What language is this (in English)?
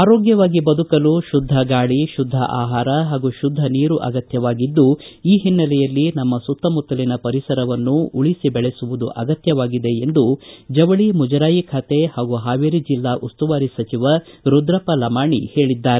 Kannada